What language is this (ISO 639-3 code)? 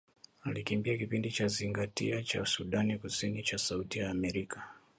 swa